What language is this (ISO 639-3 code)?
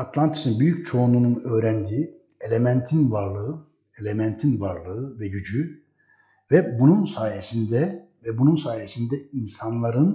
tur